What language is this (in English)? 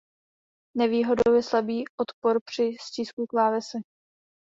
Czech